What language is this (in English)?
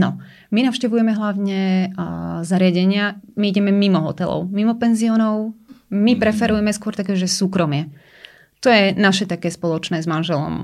Slovak